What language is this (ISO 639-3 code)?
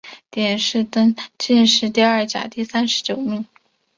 zho